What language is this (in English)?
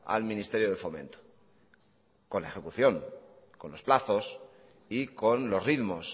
Spanish